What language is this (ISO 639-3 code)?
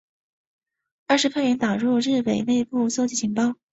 zho